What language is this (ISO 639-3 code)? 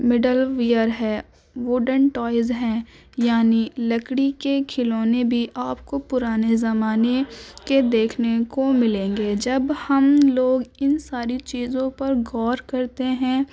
urd